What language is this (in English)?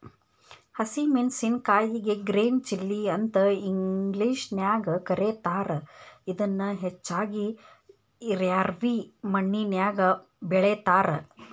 Kannada